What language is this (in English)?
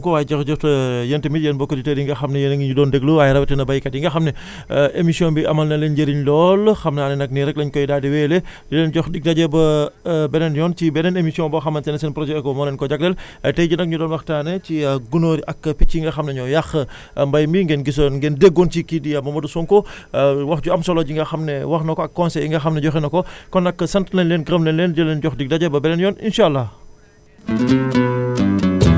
Wolof